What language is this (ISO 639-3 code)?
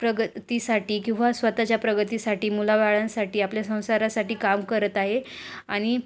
mar